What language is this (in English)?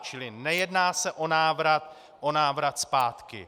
Czech